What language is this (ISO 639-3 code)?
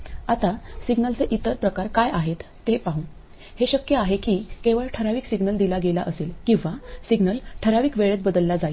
mar